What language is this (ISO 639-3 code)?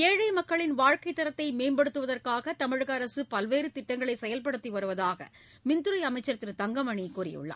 tam